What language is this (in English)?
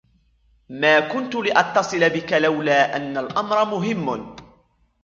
Arabic